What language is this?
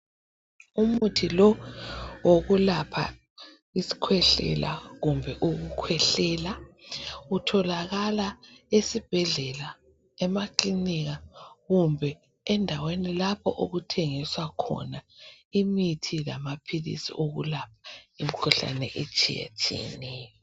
North Ndebele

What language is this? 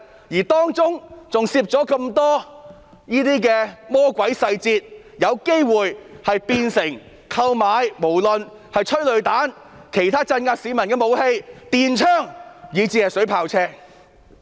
Cantonese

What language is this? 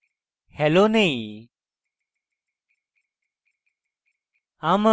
Bangla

